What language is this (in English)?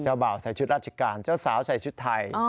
Thai